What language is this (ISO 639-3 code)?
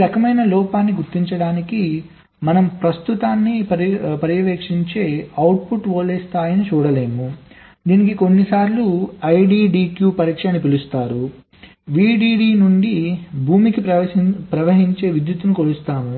tel